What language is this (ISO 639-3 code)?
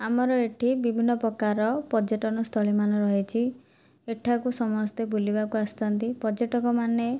ori